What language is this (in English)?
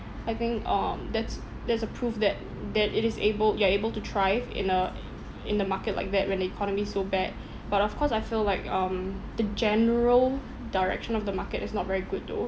English